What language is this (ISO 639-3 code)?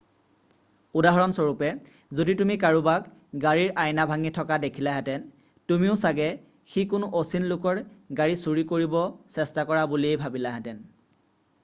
asm